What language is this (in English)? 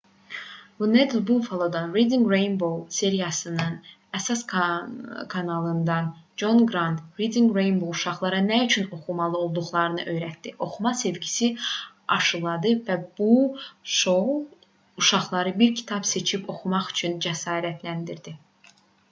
Azerbaijani